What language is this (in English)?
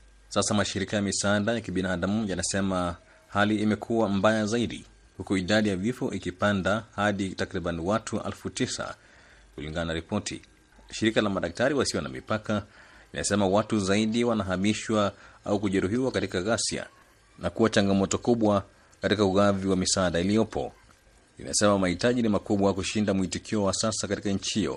Swahili